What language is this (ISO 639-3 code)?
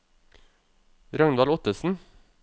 nor